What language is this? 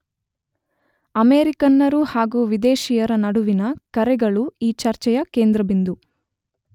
Kannada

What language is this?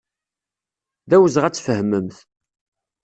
Kabyle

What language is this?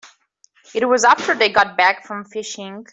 English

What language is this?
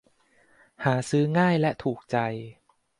Thai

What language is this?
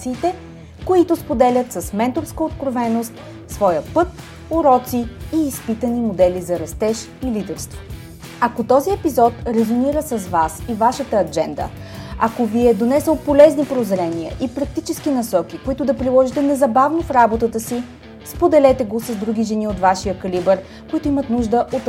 Bulgarian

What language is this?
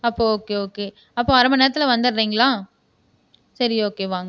Tamil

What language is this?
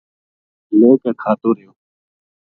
Gujari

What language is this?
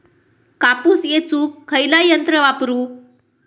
Marathi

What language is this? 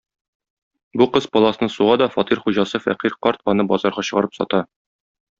Tatar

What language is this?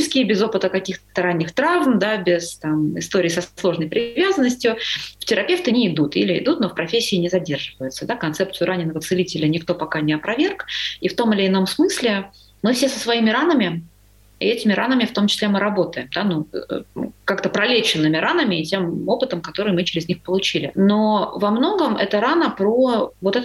Russian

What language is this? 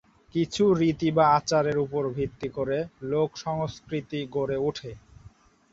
Bangla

